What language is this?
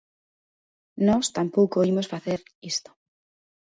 Galician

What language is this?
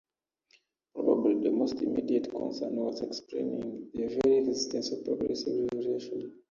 English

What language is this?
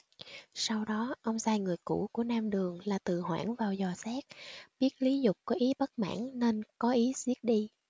Vietnamese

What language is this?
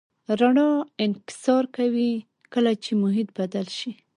Pashto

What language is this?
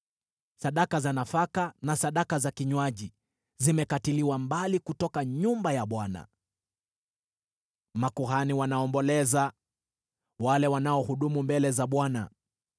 Swahili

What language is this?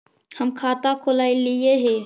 Magahi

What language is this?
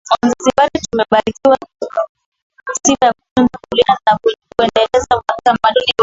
Swahili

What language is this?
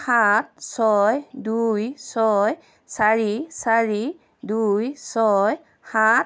Assamese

